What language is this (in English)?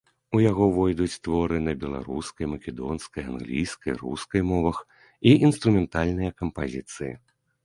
Belarusian